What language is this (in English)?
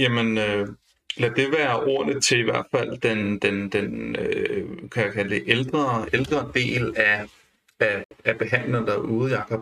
Danish